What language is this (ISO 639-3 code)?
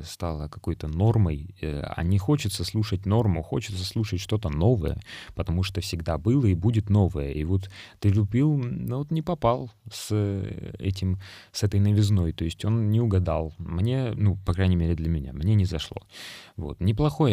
rus